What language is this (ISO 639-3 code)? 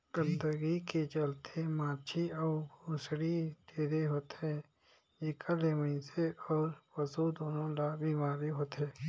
hne